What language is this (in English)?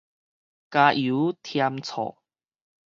Min Nan Chinese